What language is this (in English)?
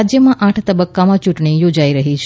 Gujarati